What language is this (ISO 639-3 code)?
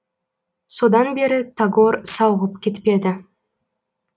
kaz